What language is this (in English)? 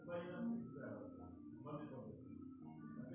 Maithili